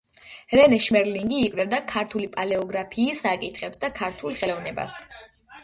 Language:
Georgian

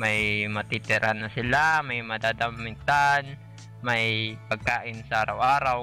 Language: Filipino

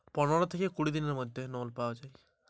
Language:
Bangla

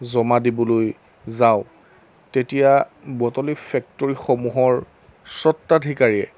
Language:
Assamese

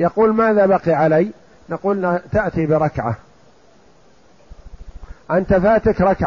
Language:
Arabic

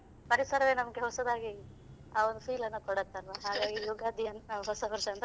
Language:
Kannada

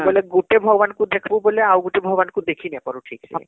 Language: Odia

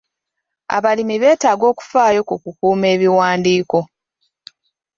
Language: Ganda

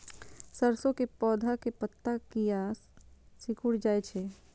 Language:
Maithili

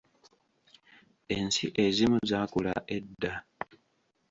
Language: Ganda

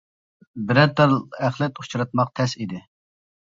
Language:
Uyghur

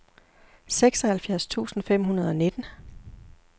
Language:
Danish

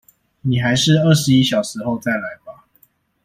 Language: Chinese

